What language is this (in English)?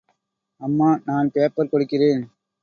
Tamil